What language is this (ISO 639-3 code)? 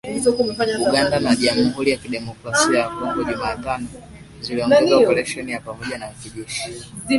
swa